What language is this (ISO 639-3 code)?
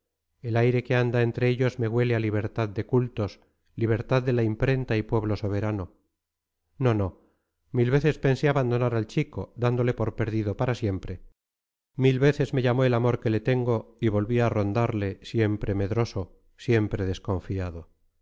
spa